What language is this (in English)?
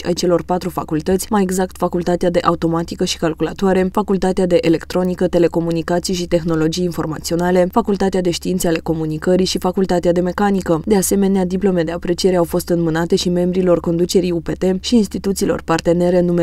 Romanian